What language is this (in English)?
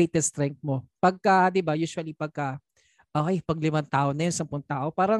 Filipino